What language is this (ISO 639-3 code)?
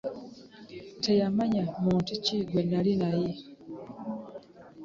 lug